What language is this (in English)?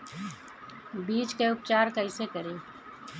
Bhojpuri